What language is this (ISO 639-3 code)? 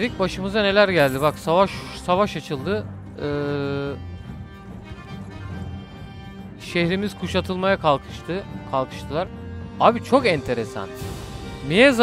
tur